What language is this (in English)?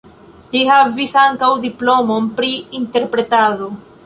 Esperanto